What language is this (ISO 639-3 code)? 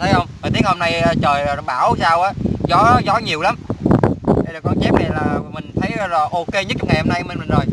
vie